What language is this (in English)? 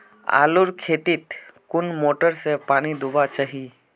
Magahi